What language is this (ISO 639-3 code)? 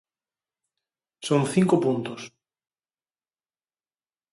glg